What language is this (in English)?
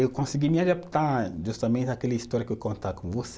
Portuguese